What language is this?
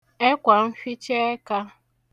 Igbo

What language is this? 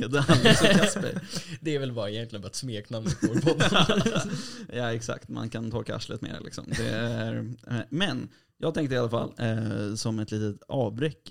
Swedish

